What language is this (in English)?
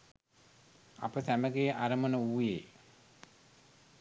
Sinhala